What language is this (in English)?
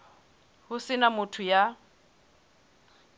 Southern Sotho